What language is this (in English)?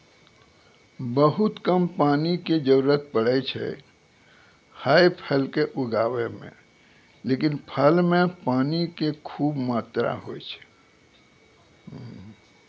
Maithili